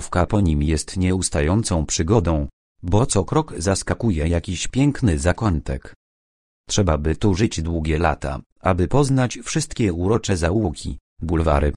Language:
Polish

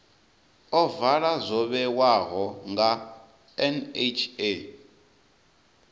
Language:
Venda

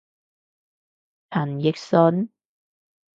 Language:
Cantonese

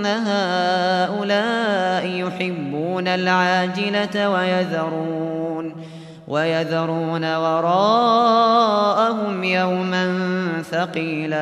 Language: Arabic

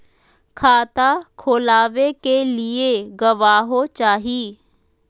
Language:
Magahi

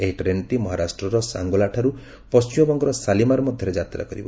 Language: Odia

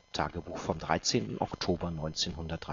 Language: German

